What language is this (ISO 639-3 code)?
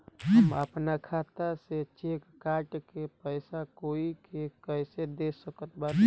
bho